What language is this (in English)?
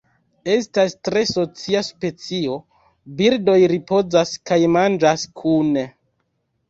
Esperanto